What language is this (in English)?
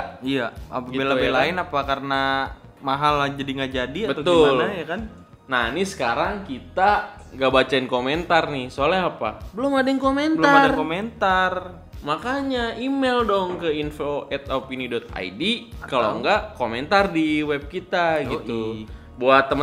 Indonesian